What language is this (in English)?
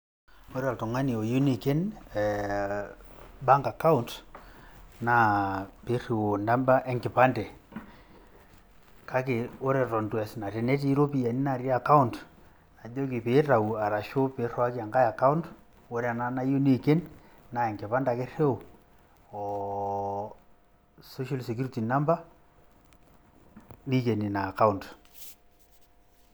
Masai